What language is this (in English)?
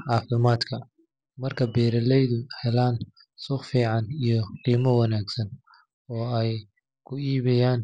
Somali